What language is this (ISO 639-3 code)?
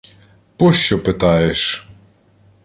ukr